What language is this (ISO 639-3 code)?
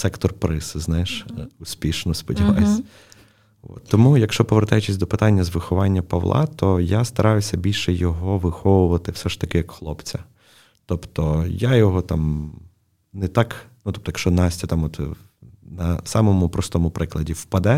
ukr